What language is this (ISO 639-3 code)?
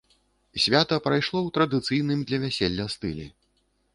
bel